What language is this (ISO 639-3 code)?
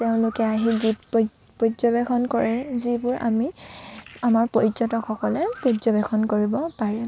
asm